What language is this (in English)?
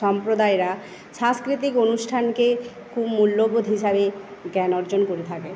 Bangla